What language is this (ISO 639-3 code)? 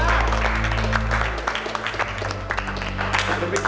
ind